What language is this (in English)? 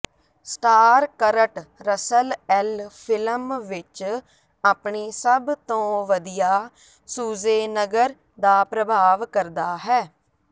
Punjabi